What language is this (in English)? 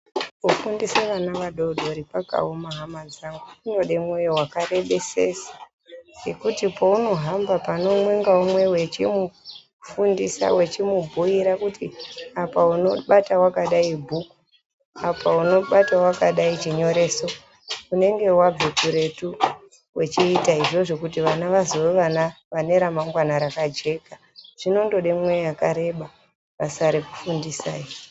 Ndau